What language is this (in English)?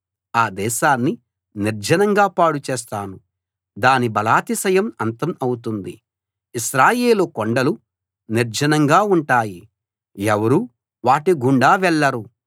Telugu